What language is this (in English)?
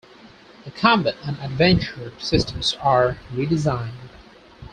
English